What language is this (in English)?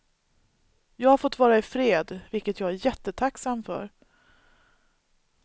Swedish